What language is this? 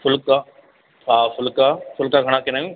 Sindhi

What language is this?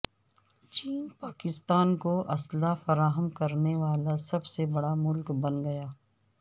Urdu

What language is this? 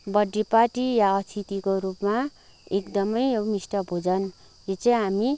Nepali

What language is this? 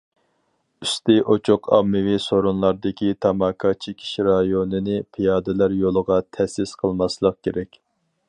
Uyghur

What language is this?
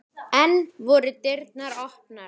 Icelandic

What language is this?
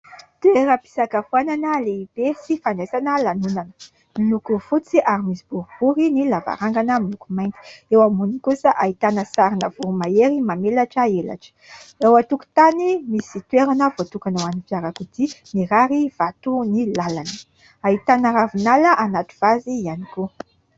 Malagasy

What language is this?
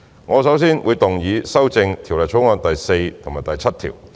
Cantonese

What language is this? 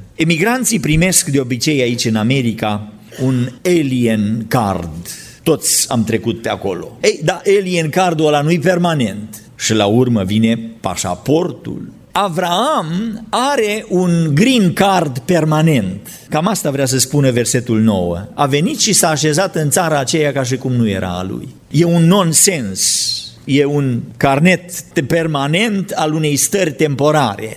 Romanian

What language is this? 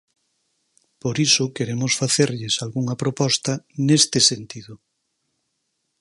Galician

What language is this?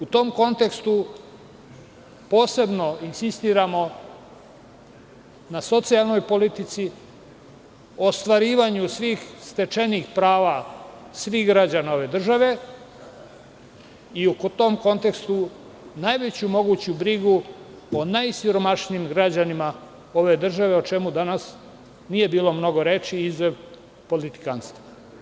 Serbian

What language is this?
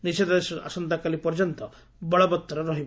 Odia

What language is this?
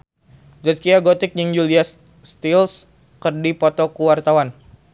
Sundanese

